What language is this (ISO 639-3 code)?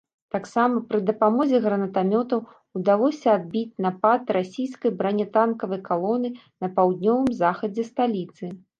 bel